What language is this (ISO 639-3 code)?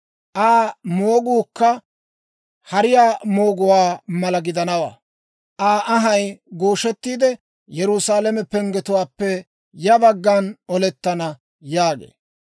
dwr